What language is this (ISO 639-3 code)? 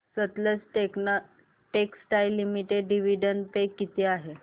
mar